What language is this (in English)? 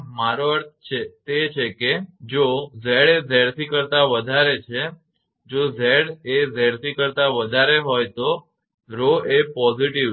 Gujarati